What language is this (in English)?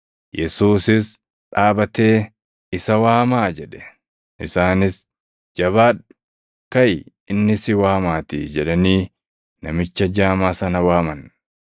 Oromo